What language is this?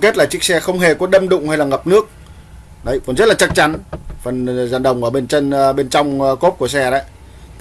Vietnamese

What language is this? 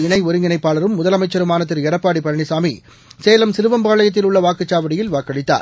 Tamil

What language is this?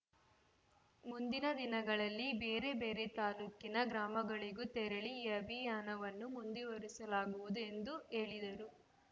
Kannada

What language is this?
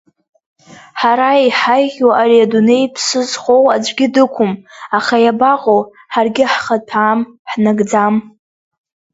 Abkhazian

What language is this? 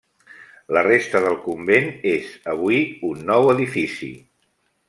Catalan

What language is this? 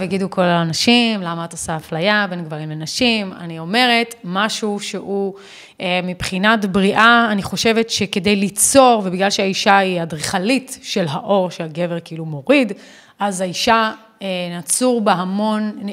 Hebrew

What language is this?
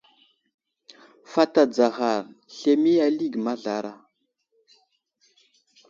Wuzlam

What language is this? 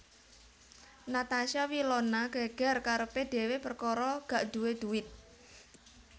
Javanese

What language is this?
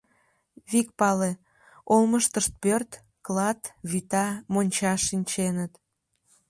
Mari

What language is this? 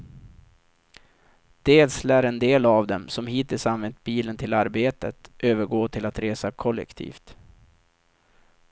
Swedish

